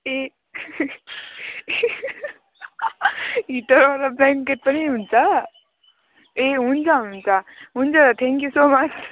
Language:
Nepali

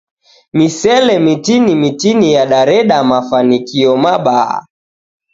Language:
Taita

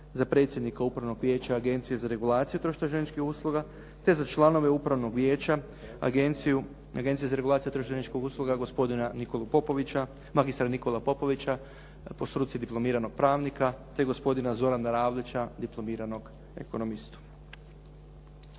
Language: Croatian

